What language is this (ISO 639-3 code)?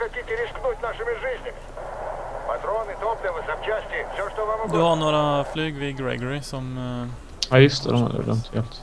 swe